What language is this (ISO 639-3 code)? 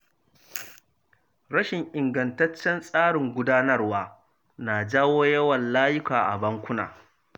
hau